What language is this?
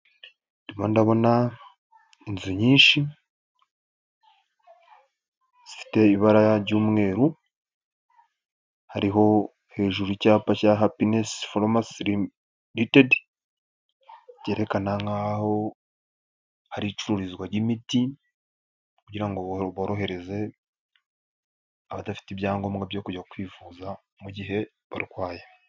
Kinyarwanda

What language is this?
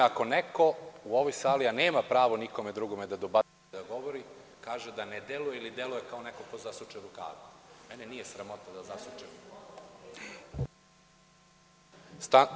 Serbian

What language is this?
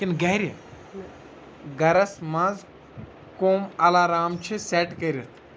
Kashmiri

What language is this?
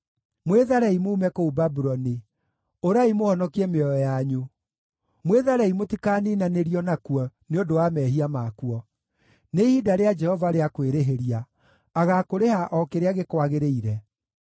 Kikuyu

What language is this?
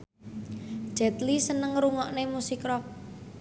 Javanese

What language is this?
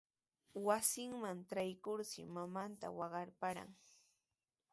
Sihuas Ancash Quechua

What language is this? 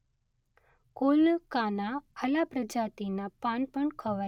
Gujarati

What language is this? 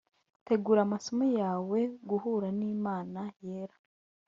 Kinyarwanda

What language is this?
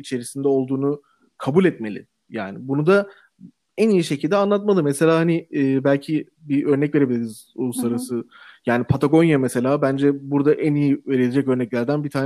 Turkish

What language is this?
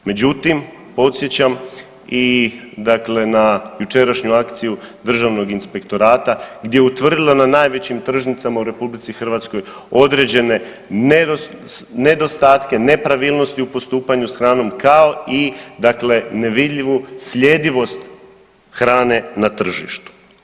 Croatian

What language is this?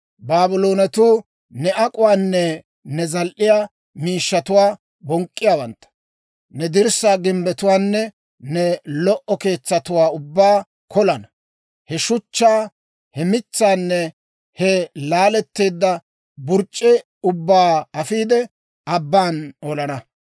Dawro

